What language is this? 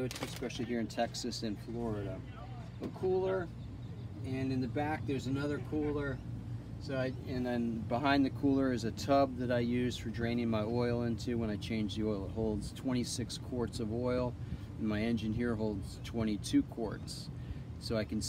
English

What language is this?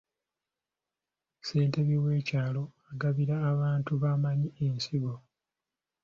Ganda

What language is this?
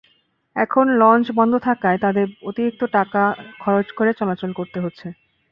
Bangla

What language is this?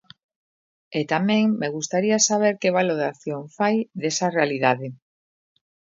Galician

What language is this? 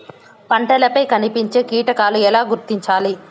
Telugu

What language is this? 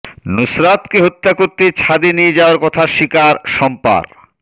Bangla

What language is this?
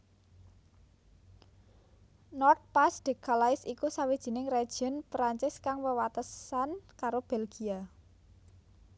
Javanese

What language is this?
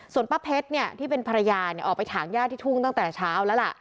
Thai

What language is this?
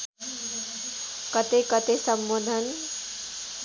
Nepali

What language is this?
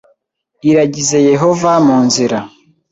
Kinyarwanda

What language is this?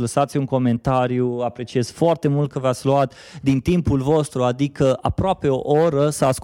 Romanian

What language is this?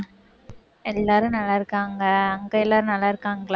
Tamil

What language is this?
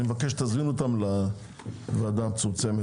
Hebrew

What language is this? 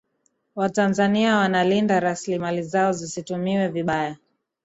Swahili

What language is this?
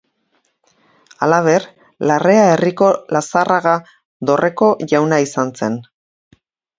Basque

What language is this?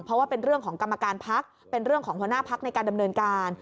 Thai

